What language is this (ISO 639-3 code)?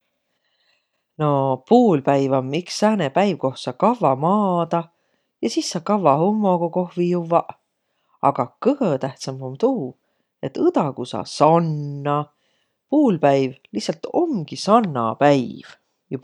vro